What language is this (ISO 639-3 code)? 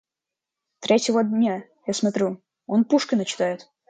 rus